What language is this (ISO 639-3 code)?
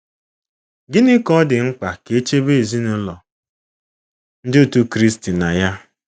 ibo